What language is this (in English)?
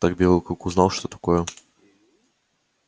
Russian